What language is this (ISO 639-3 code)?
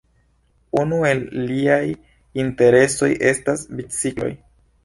epo